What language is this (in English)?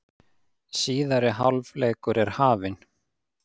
Icelandic